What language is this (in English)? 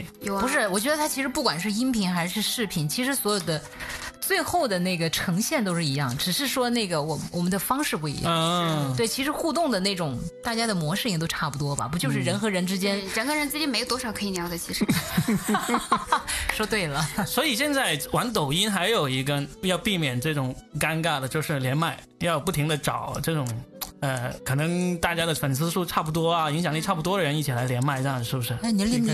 Chinese